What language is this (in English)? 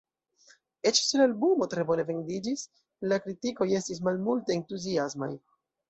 Esperanto